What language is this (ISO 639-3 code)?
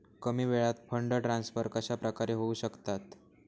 mar